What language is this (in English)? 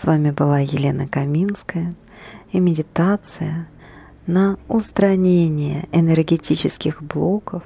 Russian